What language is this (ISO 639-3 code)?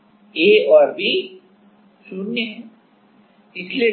hin